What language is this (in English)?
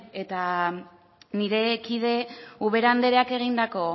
Basque